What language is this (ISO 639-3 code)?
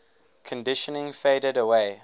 eng